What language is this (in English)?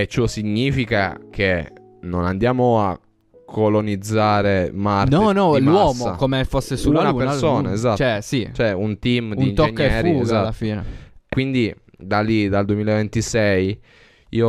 Italian